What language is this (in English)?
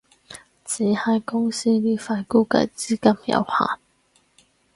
Cantonese